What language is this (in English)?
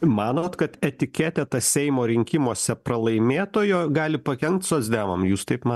Lithuanian